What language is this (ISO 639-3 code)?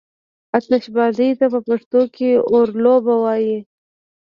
pus